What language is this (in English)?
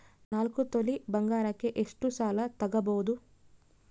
Kannada